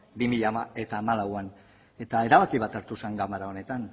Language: Basque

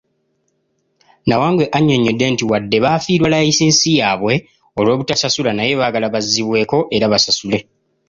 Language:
Ganda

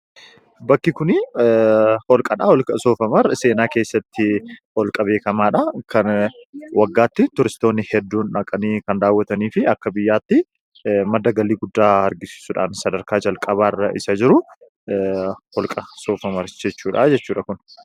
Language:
Oromo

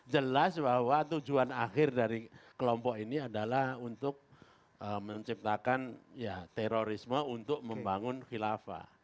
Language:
Indonesian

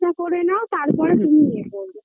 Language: Bangla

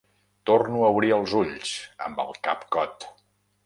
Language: Catalan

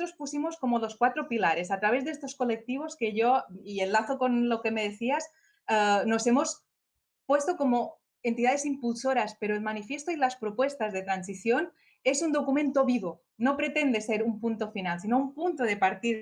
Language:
Spanish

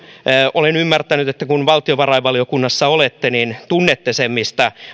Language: Finnish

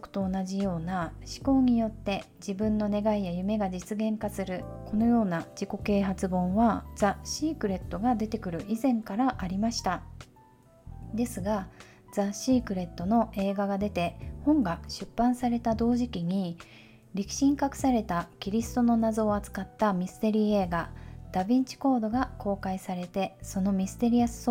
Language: Japanese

